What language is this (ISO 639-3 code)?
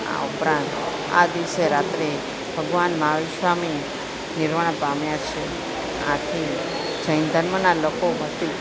guj